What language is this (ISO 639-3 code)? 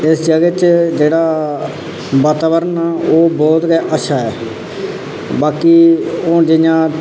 doi